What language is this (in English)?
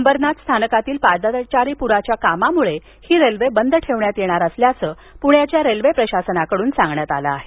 Marathi